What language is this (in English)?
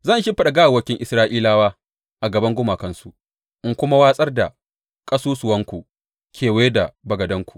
Hausa